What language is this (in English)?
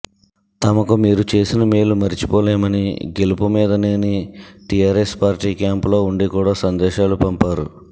Telugu